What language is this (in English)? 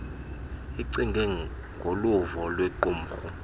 Xhosa